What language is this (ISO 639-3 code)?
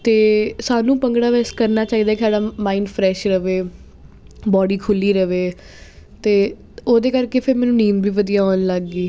pan